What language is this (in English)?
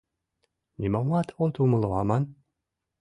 Mari